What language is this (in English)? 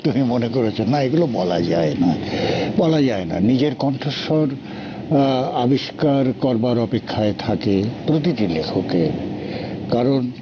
Bangla